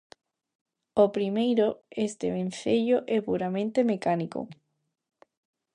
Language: Galician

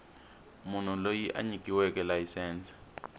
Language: Tsonga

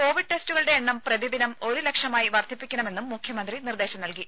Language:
Malayalam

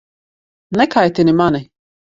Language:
Latvian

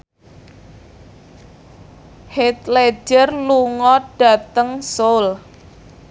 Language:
Javanese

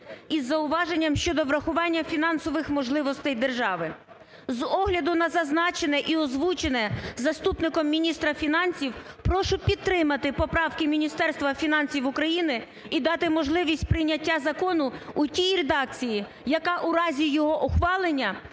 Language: Ukrainian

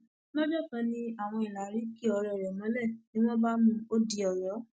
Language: Yoruba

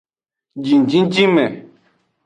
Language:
Aja (Benin)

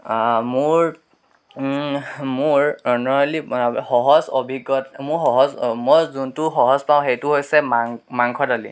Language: Assamese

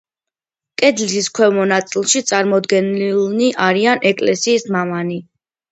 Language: Georgian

